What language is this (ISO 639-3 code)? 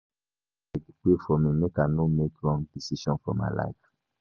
pcm